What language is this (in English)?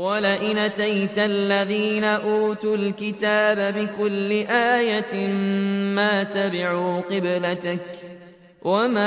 Arabic